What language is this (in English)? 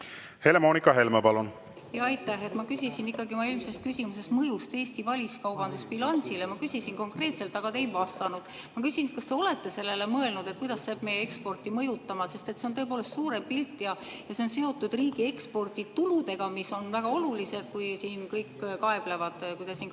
Estonian